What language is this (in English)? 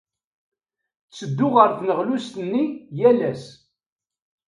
Kabyle